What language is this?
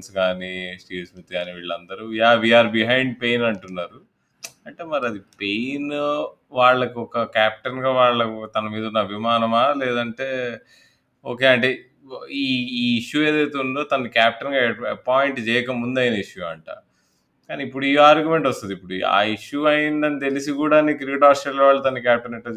Telugu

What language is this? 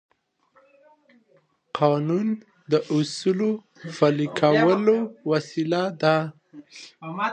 Pashto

